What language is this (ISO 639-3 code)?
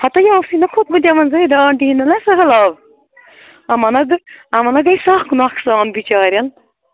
kas